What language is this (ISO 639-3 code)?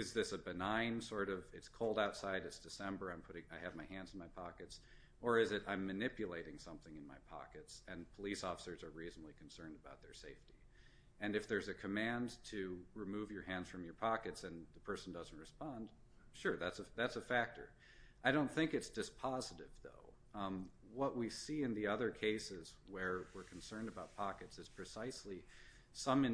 eng